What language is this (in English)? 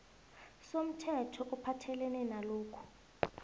South Ndebele